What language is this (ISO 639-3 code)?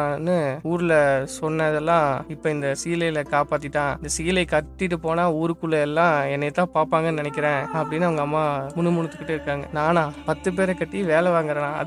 tam